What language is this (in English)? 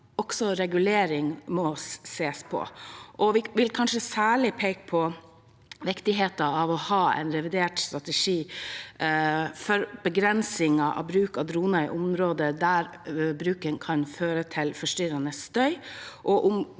Norwegian